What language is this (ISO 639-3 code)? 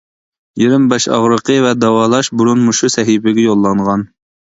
uig